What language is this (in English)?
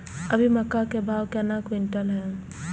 Maithili